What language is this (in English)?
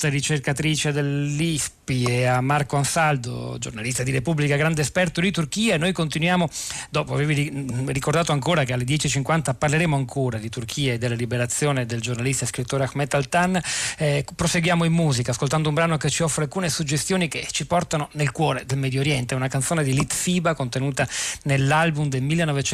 Italian